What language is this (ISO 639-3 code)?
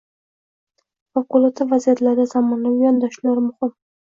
uzb